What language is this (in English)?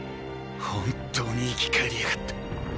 Japanese